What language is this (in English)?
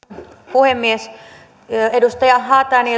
Finnish